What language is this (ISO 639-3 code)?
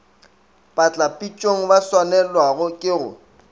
nso